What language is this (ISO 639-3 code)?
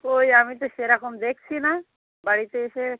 ben